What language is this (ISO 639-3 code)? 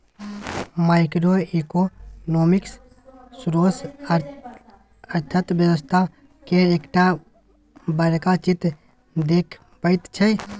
mai